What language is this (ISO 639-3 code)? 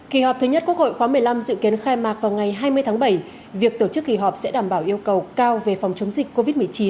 vie